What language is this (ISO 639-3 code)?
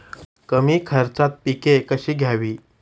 mar